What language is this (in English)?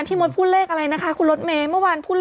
Thai